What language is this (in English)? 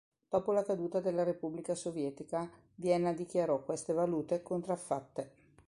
Italian